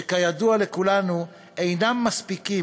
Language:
Hebrew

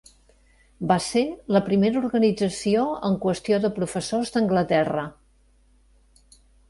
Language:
Catalan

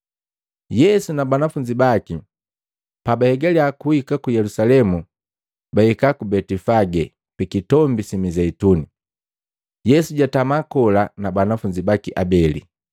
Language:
Matengo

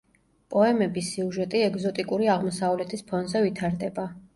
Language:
Georgian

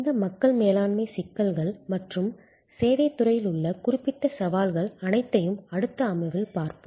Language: Tamil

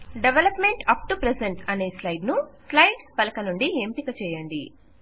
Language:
Telugu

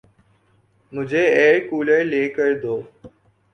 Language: Urdu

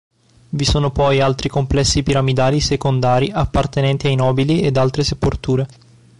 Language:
Italian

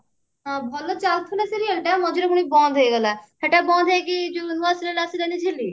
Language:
Odia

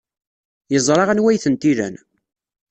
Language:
Kabyle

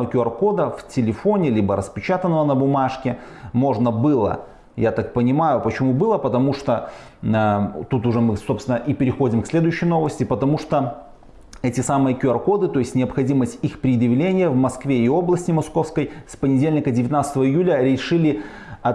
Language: Russian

